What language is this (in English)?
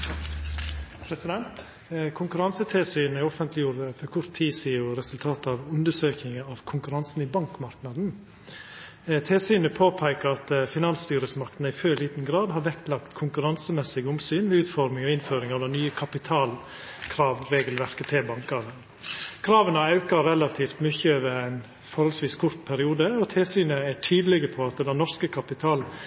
Norwegian